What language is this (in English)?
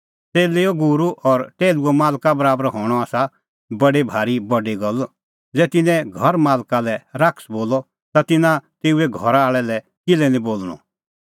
Kullu Pahari